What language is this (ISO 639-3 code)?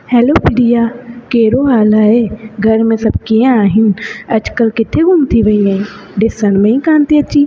snd